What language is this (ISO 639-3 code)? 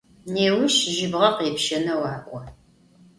ady